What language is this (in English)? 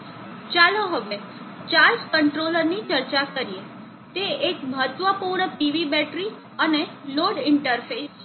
Gujarati